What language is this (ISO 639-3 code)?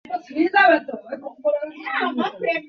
ben